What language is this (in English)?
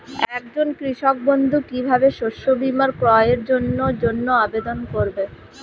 Bangla